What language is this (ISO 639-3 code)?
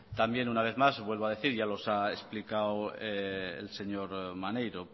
spa